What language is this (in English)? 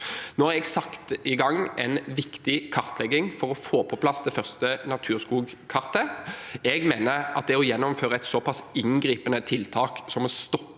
Norwegian